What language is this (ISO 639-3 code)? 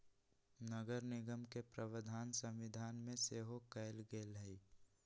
mag